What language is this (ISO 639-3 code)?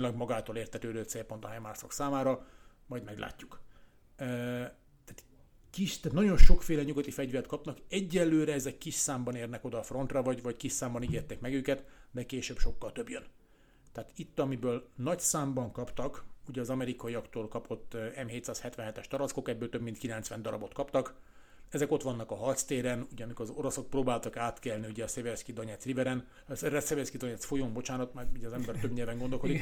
hun